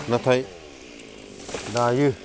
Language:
Bodo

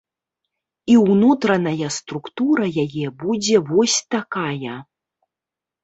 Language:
Belarusian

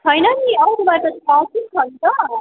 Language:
Nepali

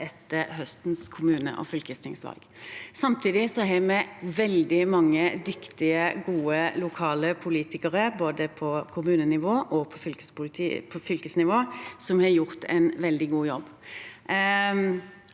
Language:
Norwegian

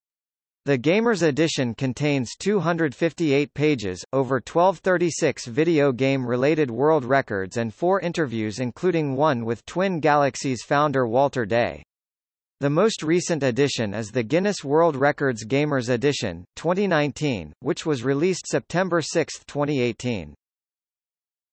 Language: English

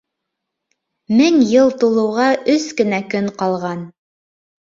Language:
Bashkir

